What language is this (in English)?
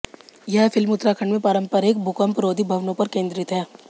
Hindi